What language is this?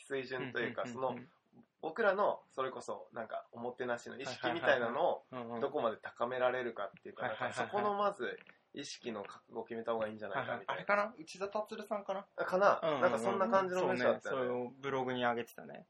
Japanese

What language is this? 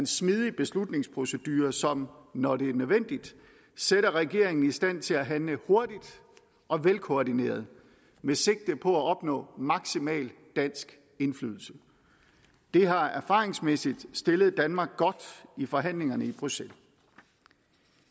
Danish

